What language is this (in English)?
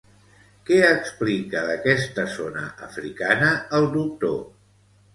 Catalan